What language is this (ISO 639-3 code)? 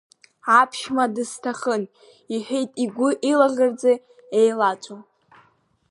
abk